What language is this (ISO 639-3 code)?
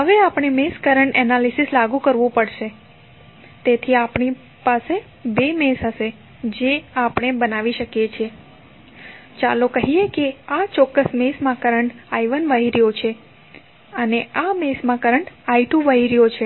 guj